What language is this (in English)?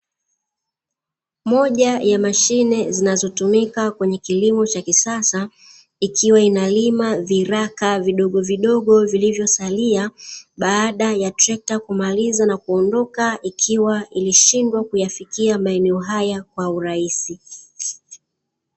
Swahili